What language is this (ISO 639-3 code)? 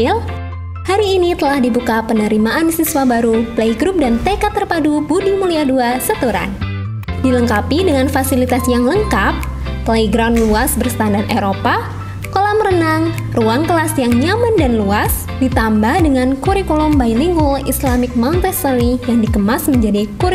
ind